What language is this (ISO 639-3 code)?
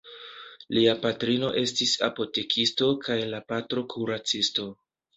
epo